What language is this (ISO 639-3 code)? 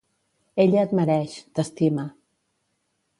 cat